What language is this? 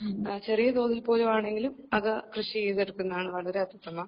Malayalam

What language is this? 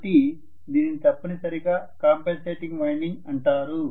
Telugu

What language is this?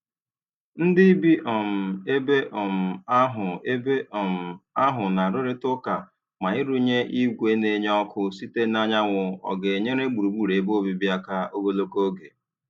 Igbo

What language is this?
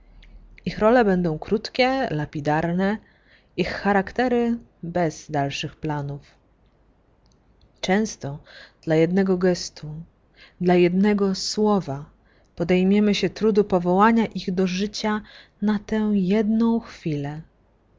Polish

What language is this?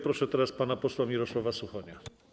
Polish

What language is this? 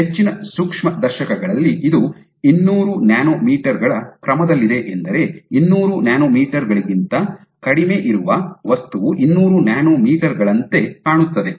Kannada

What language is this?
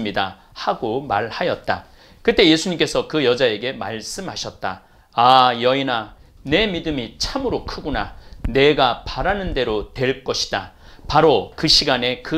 Korean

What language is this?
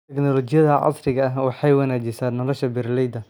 Somali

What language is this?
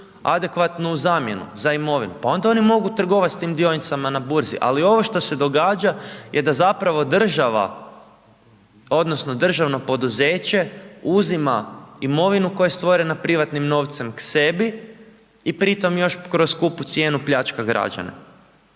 Croatian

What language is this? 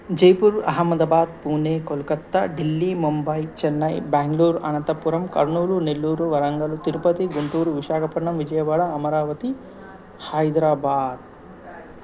Telugu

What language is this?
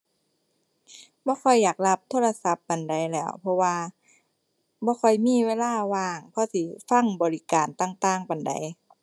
Thai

